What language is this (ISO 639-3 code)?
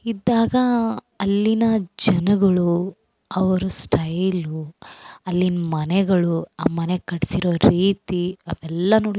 kan